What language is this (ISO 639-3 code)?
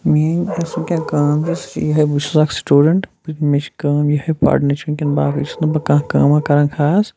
kas